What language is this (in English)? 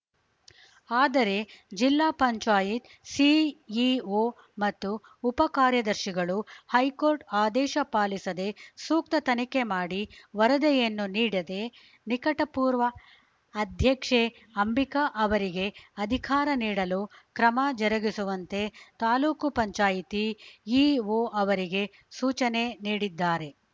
Kannada